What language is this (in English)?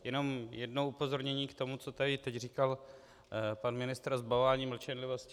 Czech